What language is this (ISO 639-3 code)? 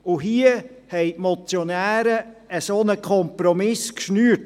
gsw